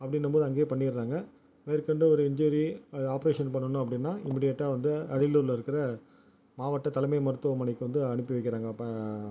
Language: Tamil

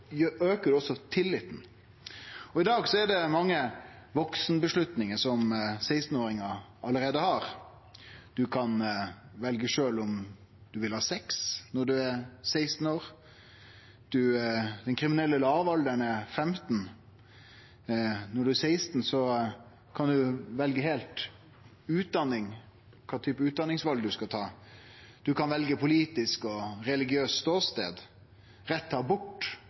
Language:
Norwegian Nynorsk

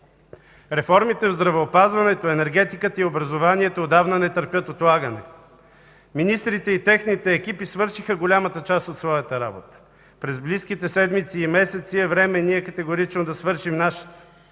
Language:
Bulgarian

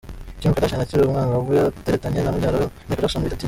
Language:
Kinyarwanda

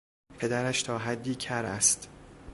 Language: Persian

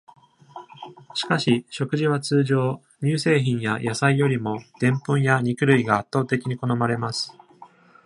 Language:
Japanese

